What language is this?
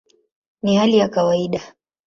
Swahili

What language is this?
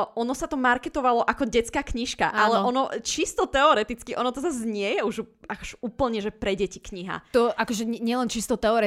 Slovak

